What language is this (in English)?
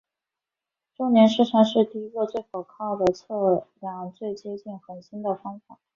Chinese